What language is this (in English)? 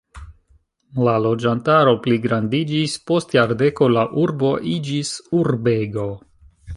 Esperanto